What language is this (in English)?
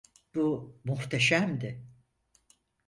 Turkish